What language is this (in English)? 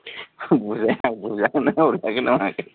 Bodo